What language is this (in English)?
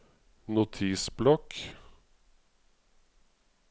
Norwegian